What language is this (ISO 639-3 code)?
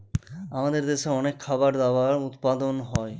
ben